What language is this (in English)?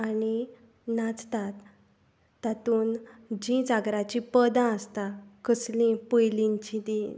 Konkani